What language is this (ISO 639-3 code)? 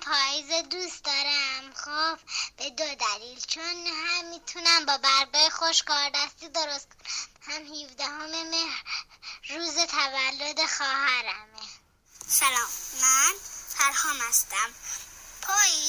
fas